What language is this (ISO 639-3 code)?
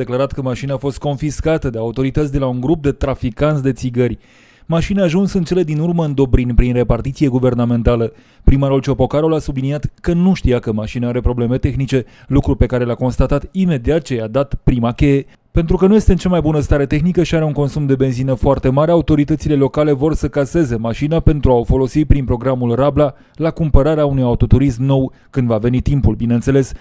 ron